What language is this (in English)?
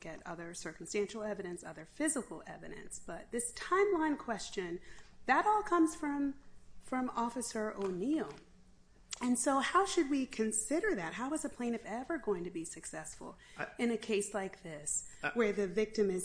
English